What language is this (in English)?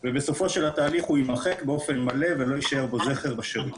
Hebrew